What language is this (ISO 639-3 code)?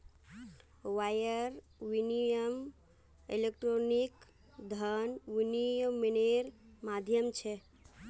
mag